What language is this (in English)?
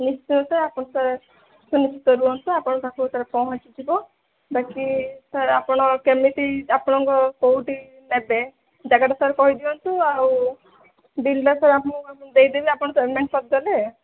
Odia